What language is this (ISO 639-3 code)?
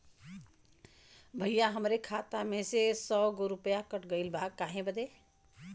bho